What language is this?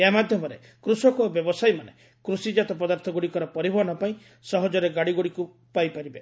Odia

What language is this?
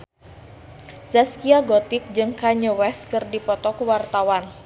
Sundanese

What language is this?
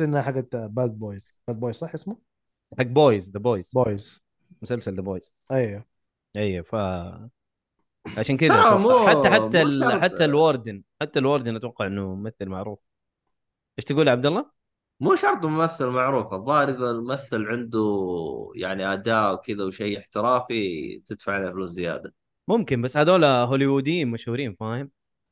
Arabic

